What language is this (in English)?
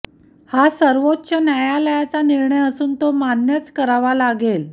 Marathi